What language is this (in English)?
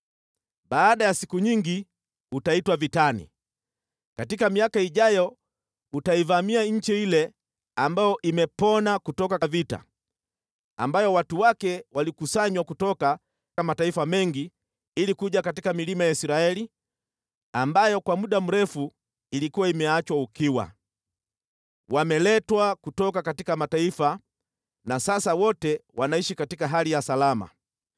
Swahili